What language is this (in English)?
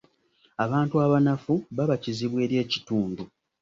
Ganda